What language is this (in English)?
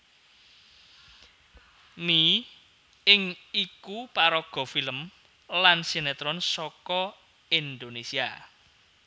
Javanese